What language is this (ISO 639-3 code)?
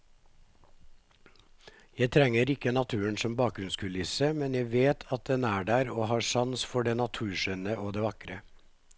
nor